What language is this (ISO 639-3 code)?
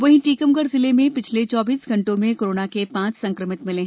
hin